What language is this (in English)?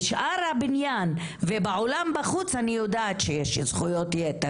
Hebrew